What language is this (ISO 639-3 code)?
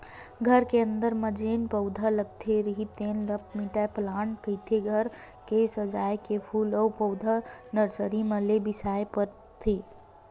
hne